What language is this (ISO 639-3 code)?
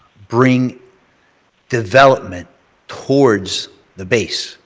eng